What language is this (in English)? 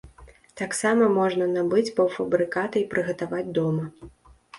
Belarusian